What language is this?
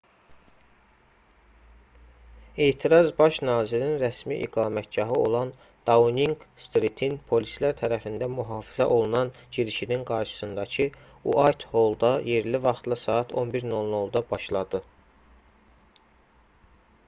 Azerbaijani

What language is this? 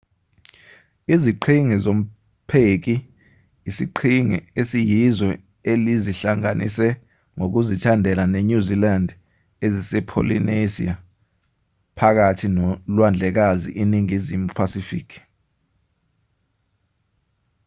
Zulu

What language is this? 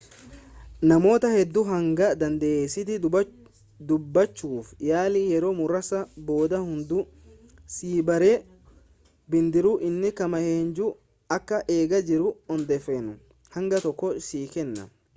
Oromo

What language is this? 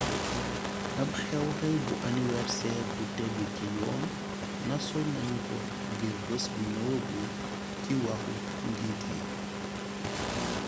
Wolof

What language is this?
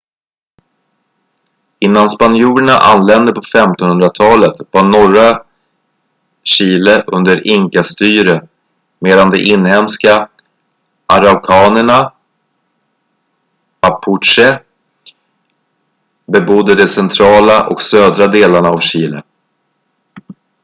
Swedish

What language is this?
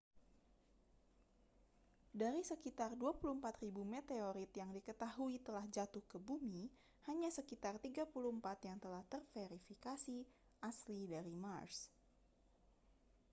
Indonesian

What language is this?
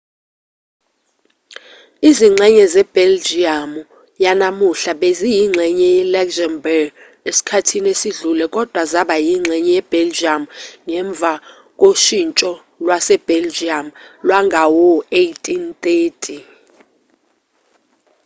Zulu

